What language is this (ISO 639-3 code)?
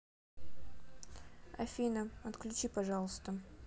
rus